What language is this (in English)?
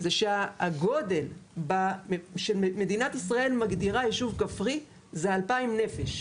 Hebrew